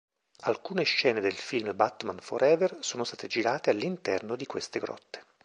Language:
Italian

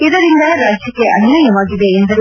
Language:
Kannada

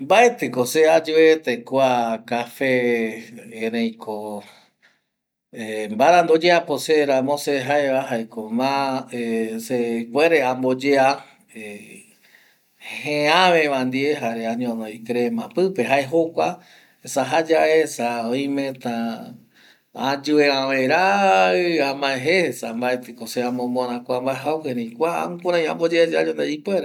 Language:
Eastern Bolivian Guaraní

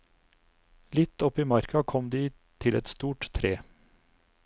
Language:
Norwegian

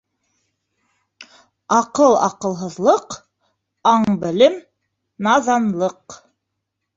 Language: Bashkir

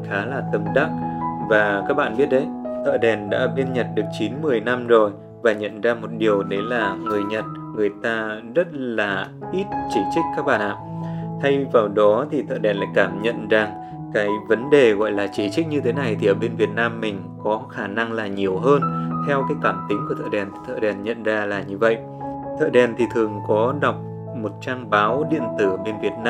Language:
Vietnamese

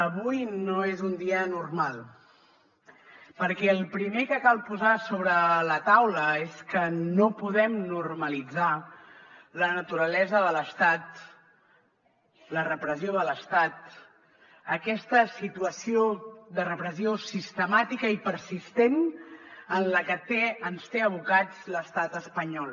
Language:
Catalan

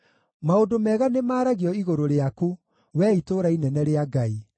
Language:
Kikuyu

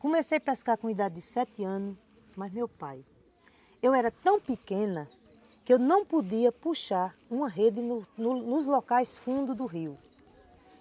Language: Portuguese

